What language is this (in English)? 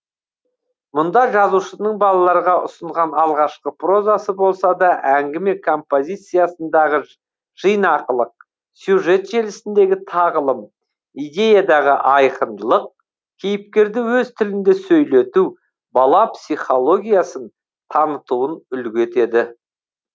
Kazakh